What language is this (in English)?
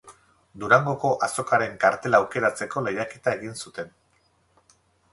Basque